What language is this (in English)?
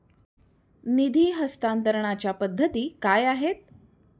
Marathi